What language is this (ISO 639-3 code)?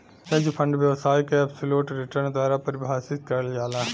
bho